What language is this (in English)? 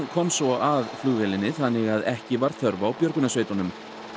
Icelandic